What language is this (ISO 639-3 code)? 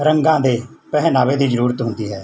pan